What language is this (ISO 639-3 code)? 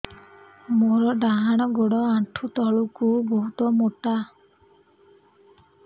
ori